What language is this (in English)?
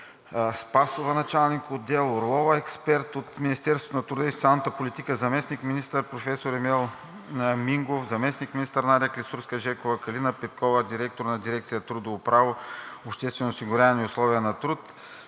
Bulgarian